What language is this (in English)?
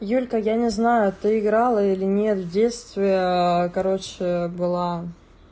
Russian